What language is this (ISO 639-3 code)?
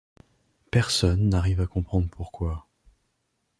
fra